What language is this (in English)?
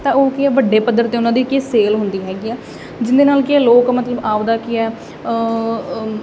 Punjabi